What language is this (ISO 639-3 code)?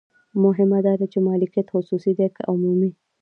pus